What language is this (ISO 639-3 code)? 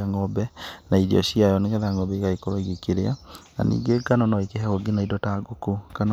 kik